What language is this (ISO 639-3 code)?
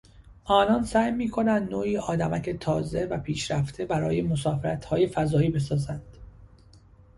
fas